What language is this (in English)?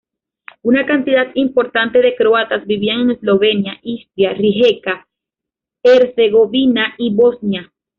Spanish